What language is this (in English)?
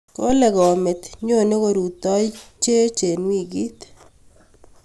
Kalenjin